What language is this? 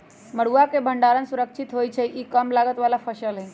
Magahi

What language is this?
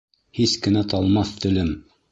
Bashkir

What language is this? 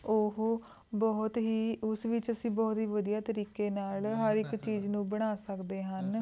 Punjabi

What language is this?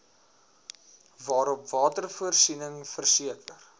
Afrikaans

